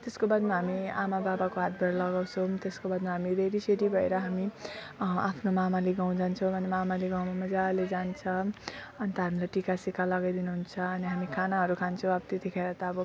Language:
Nepali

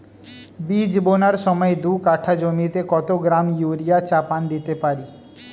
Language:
Bangla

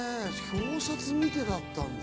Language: Japanese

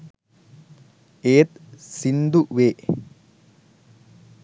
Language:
Sinhala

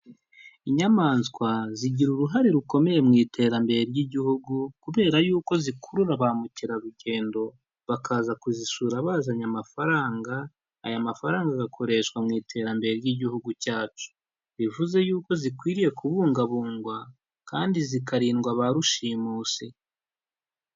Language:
Kinyarwanda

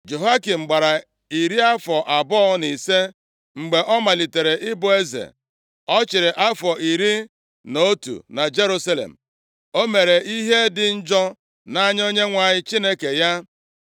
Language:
Igbo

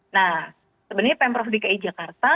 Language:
Indonesian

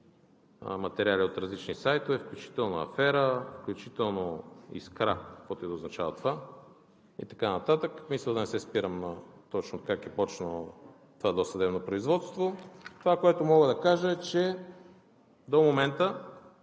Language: Bulgarian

